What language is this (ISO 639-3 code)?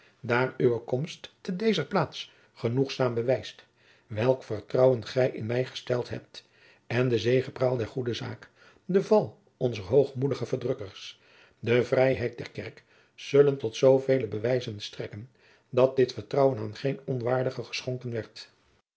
nld